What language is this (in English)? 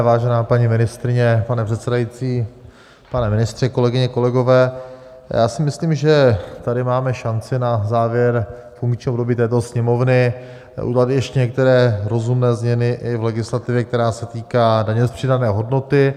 Czech